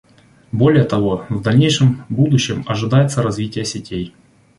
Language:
Russian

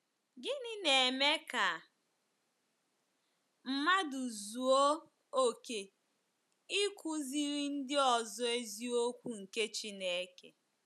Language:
Igbo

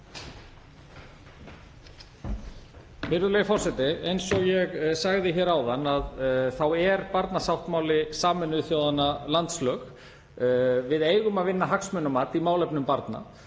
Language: Icelandic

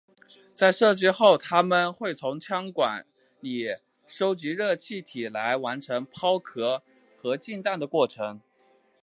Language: Chinese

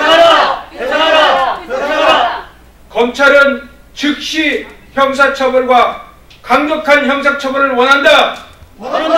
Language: Korean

